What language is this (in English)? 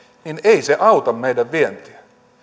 Finnish